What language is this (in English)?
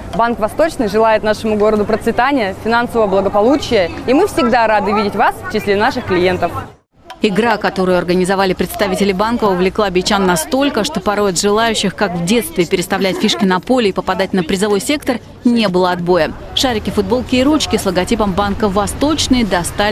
Russian